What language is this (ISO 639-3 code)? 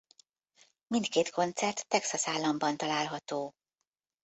hun